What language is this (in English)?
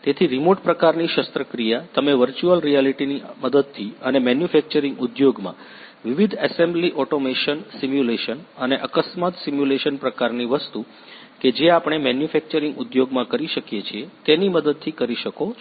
Gujarati